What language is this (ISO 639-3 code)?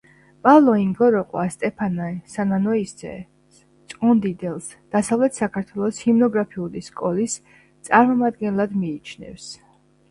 kat